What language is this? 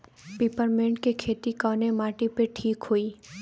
Bhojpuri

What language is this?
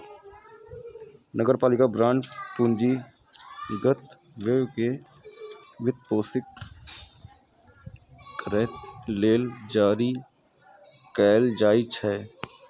Maithili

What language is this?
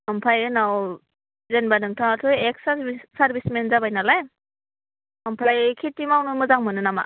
Bodo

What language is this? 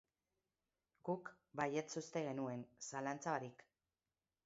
Basque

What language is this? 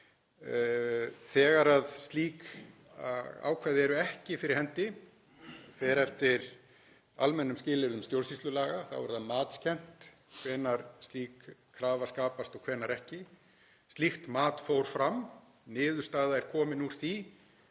Icelandic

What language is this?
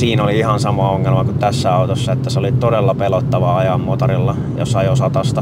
Finnish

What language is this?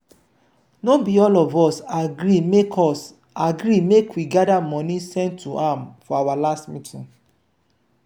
Nigerian Pidgin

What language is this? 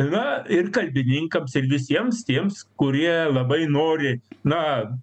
Lithuanian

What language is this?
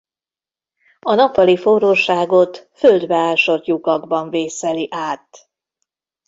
Hungarian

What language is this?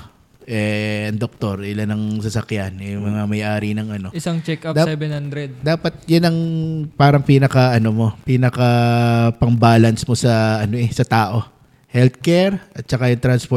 Filipino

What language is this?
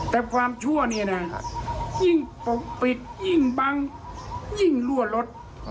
Thai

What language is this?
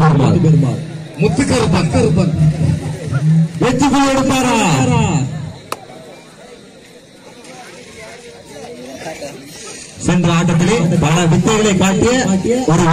Indonesian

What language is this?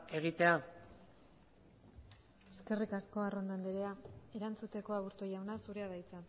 Basque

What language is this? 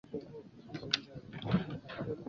Chinese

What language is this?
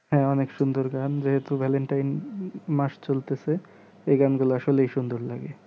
Bangla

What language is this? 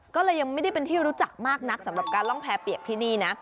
Thai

